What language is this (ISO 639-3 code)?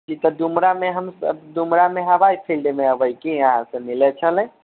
mai